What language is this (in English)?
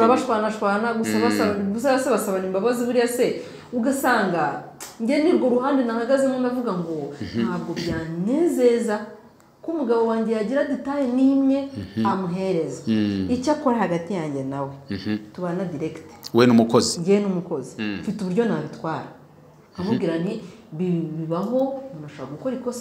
Romanian